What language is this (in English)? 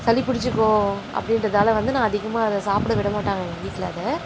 Tamil